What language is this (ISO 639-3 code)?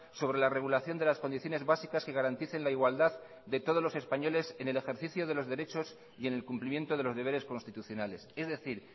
spa